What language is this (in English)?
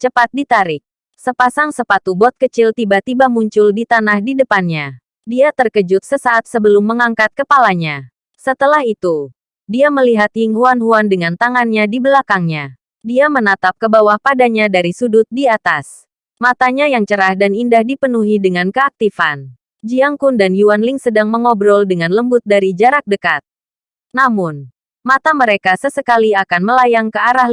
Indonesian